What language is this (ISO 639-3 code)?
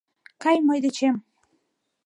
chm